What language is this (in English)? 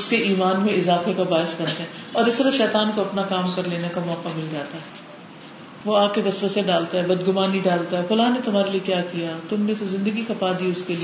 Urdu